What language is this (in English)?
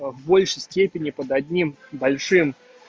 Russian